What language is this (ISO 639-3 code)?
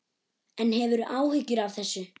isl